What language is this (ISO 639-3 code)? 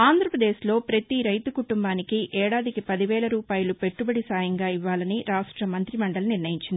tel